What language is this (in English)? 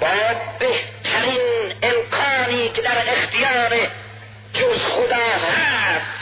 Persian